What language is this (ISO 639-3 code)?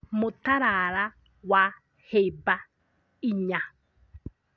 kik